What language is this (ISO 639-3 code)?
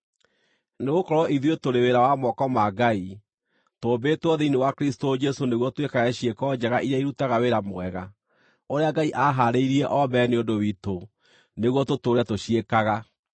kik